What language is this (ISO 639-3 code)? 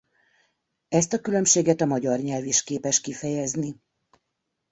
hun